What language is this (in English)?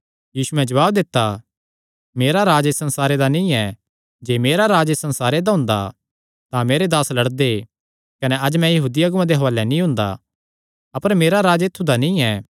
Kangri